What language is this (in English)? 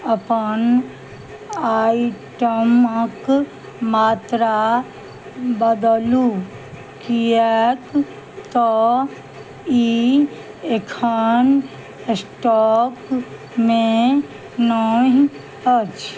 Maithili